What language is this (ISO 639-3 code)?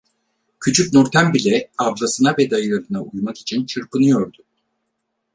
tur